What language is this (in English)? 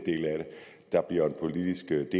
Danish